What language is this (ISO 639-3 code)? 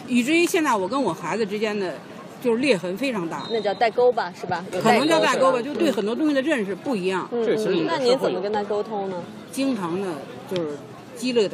zho